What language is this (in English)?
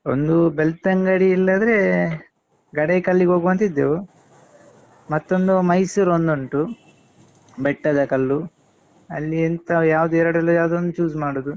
Kannada